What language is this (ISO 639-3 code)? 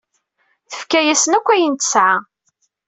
kab